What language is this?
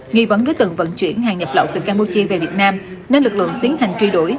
Vietnamese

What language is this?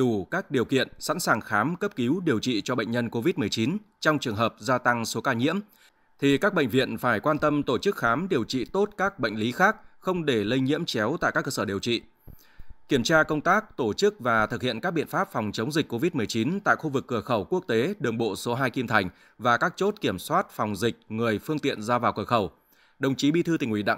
Vietnamese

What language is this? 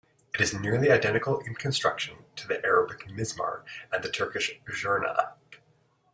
English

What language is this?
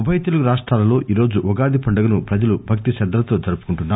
Telugu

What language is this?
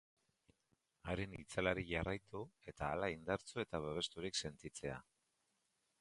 Basque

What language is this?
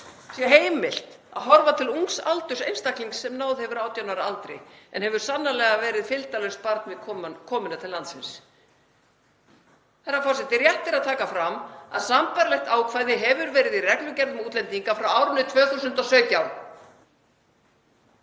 Icelandic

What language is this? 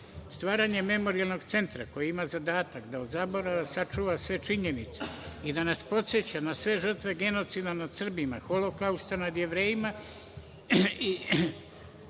Serbian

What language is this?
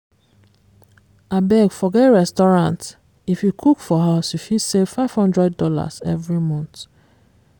Nigerian Pidgin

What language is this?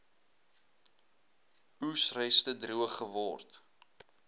Afrikaans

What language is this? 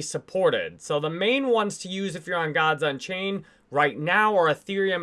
English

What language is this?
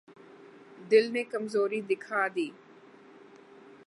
Urdu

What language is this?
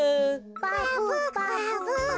Japanese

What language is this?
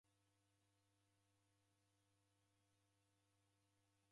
Taita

